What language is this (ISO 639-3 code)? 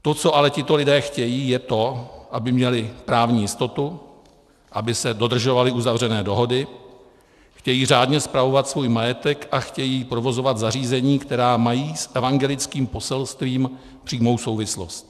ces